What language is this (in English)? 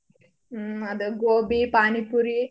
Kannada